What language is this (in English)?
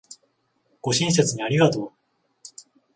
Japanese